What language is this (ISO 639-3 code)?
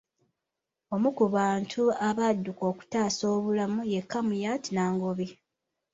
lug